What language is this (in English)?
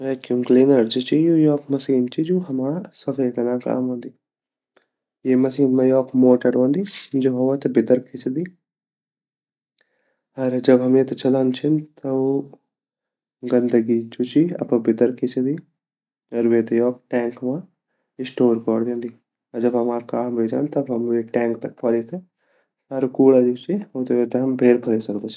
Garhwali